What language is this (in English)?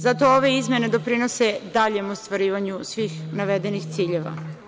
Serbian